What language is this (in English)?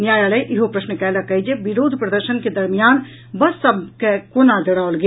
Maithili